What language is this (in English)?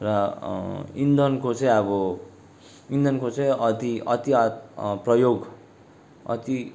Nepali